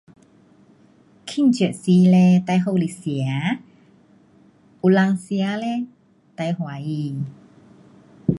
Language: Pu-Xian Chinese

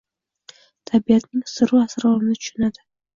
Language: Uzbek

